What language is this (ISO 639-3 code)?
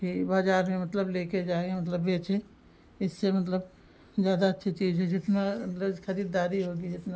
hin